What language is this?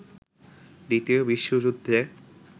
Bangla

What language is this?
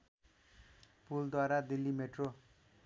Nepali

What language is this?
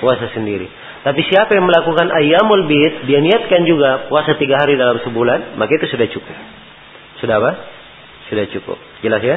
Malay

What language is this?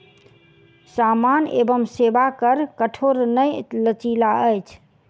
Maithili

